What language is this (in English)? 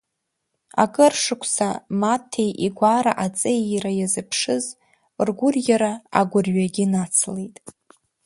Abkhazian